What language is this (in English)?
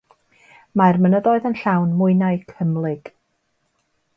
Welsh